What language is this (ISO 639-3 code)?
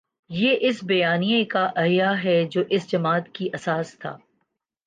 urd